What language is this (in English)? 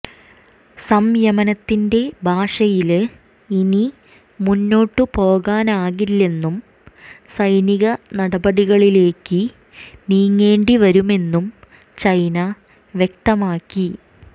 Malayalam